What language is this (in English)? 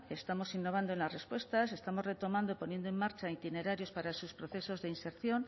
Spanish